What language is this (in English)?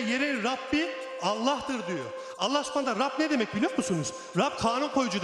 Turkish